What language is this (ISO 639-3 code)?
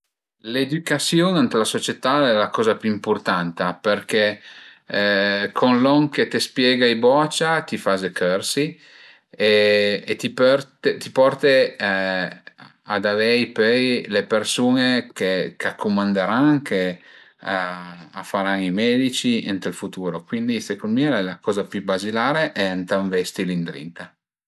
pms